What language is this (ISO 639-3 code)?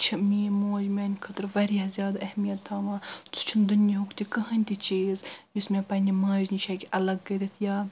kas